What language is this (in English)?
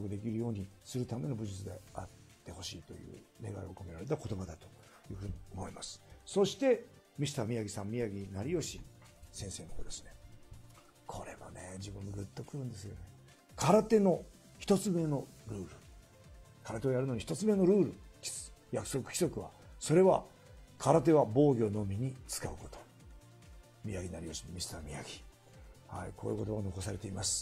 Japanese